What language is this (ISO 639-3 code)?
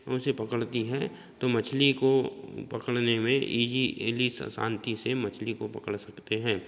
hin